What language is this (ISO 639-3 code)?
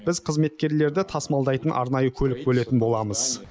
kaz